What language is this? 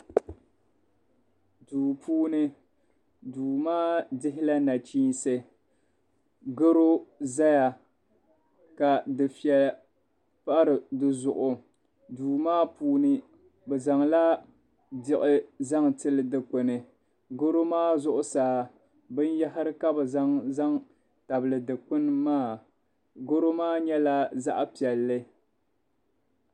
Dagbani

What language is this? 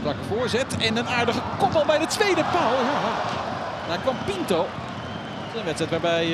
Dutch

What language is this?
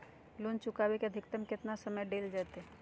Magahi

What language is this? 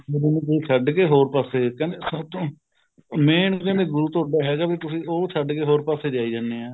Punjabi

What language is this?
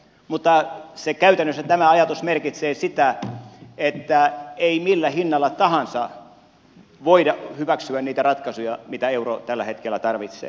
Finnish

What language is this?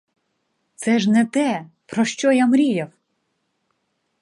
Ukrainian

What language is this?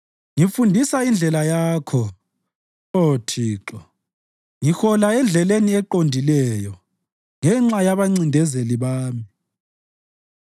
North Ndebele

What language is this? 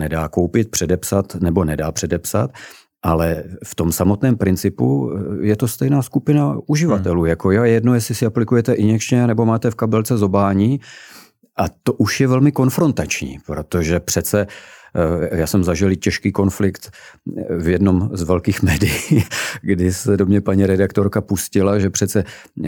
Czech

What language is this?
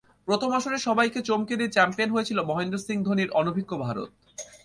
Bangla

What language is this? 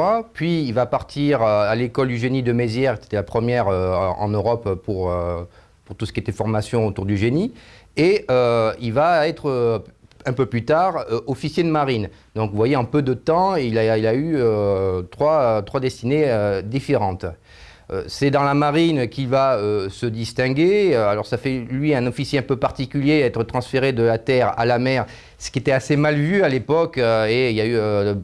French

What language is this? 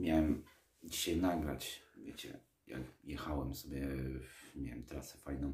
Polish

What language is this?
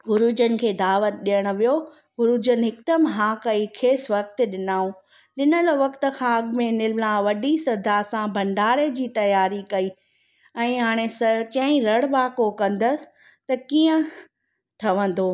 Sindhi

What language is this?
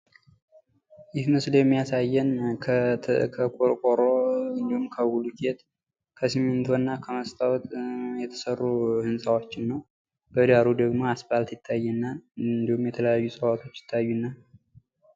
Amharic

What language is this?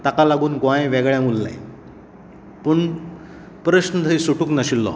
Konkani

